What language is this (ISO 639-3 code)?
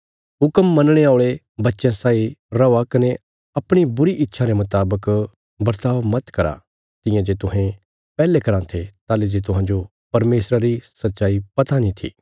kfs